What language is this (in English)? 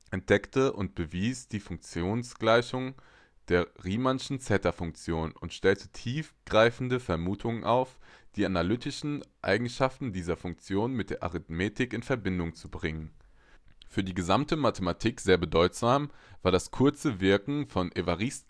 German